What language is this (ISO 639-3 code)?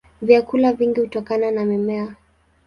swa